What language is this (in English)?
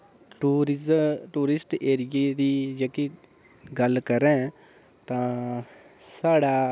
Dogri